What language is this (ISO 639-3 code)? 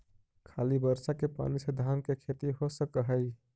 mag